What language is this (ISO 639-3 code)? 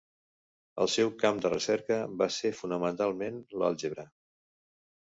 cat